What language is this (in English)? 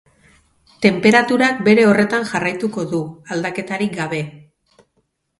Basque